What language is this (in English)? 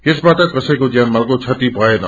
Nepali